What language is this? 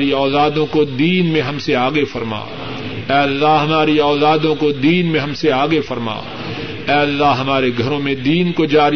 Urdu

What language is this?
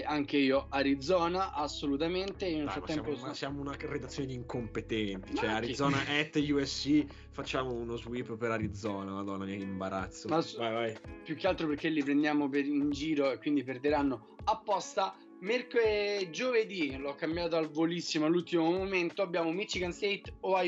Italian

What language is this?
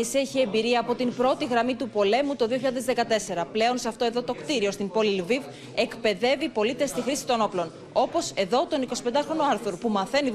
Greek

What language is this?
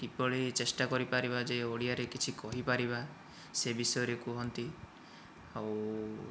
Odia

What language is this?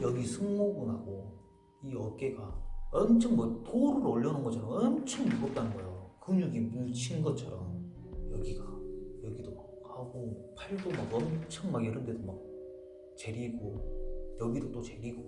Korean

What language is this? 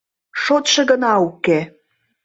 Mari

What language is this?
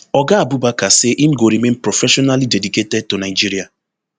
Nigerian Pidgin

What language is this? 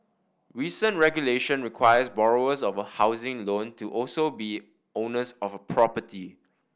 English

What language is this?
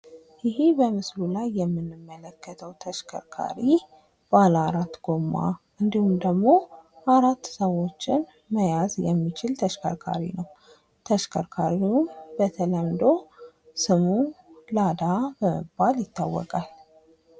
Amharic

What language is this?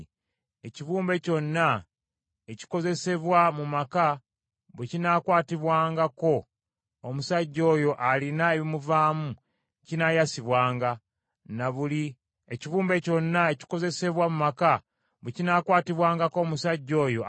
Ganda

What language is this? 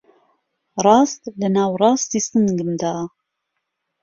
Central Kurdish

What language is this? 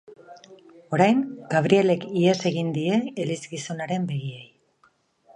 Basque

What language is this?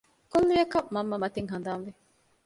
Divehi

